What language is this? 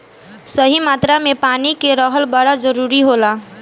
Bhojpuri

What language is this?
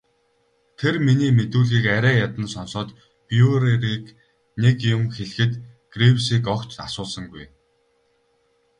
Mongolian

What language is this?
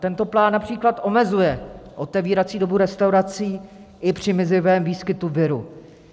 Czech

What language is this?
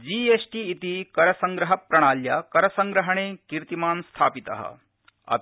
Sanskrit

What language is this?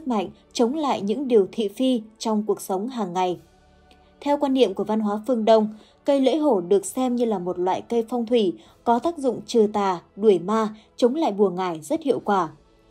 Vietnamese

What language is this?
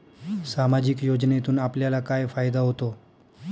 Marathi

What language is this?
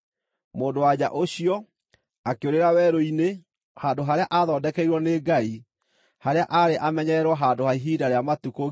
Kikuyu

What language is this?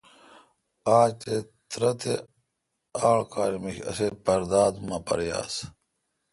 Kalkoti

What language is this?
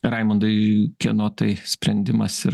Lithuanian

